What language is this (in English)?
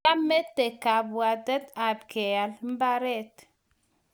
Kalenjin